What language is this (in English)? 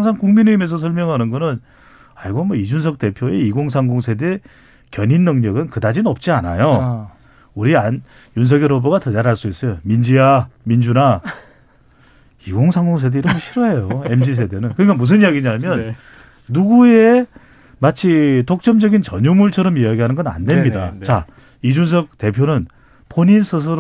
Korean